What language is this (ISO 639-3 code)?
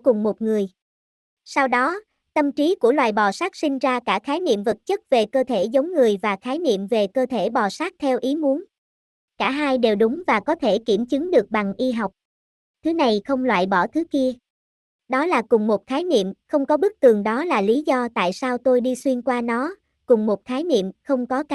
vie